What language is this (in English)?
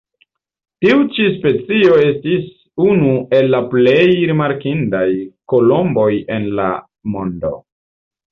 Esperanto